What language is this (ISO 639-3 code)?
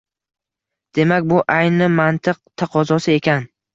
uzb